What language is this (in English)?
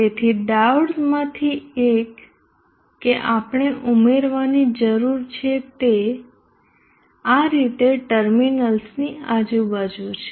Gujarati